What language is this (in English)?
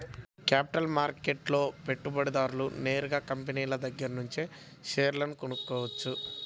Telugu